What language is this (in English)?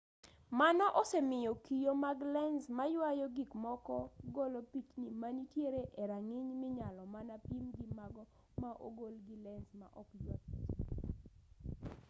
Luo (Kenya and Tanzania)